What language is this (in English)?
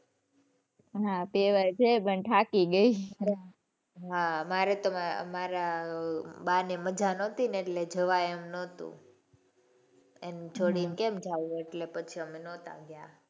Gujarati